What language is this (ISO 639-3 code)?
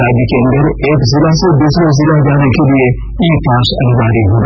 hin